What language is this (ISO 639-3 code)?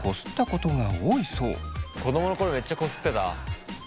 jpn